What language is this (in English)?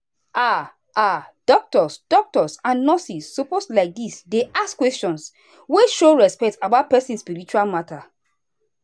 Nigerian Pidgin